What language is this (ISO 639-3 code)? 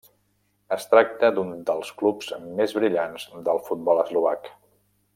cat